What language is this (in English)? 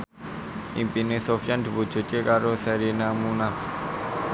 Javanese